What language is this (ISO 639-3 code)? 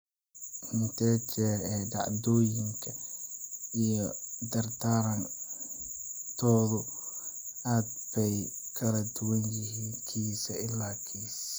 som